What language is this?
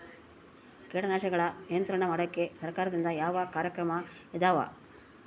Kannada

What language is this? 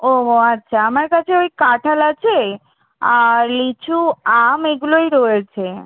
Bangla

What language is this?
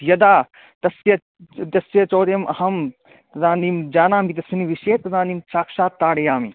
Sanskrit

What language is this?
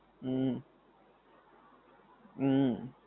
Gujarati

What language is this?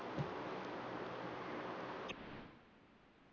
Punjabi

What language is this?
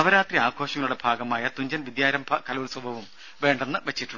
Malayalam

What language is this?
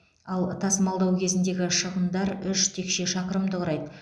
Kazakh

